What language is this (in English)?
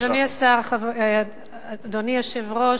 Hebrew